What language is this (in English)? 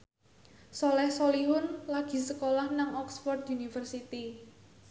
Javanese